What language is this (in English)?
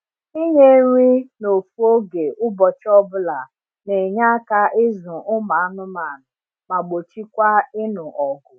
Igbo